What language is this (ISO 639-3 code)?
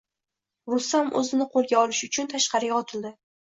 uzb